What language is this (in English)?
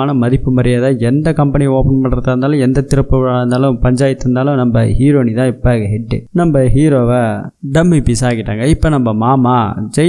Tamil